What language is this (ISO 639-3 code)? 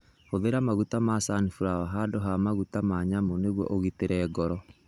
kik